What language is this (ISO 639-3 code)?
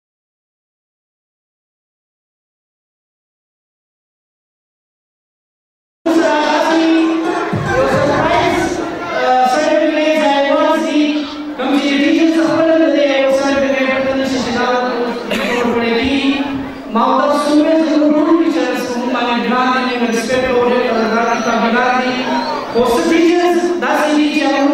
ara